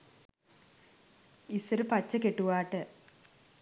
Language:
Sinhala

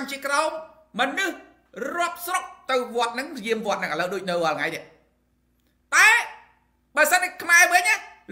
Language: Thai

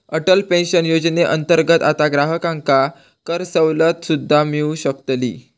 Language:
Marathi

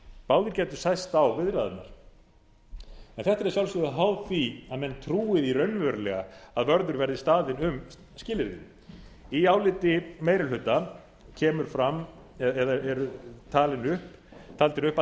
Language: Icelandic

